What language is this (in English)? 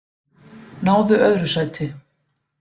Icelandic